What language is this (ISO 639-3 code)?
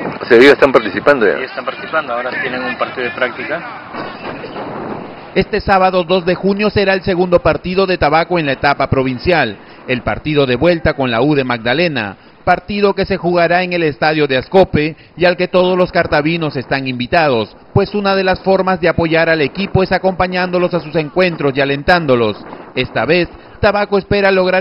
spa